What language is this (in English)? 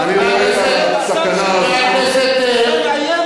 Hebrew